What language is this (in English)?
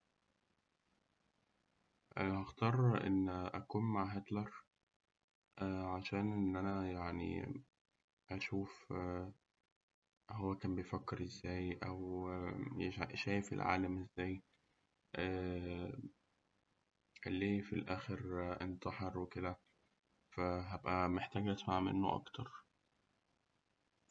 Egyptian Arabic